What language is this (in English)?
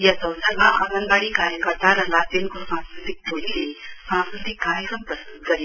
Nepali